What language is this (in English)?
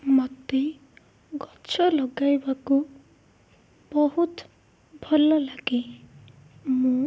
Odia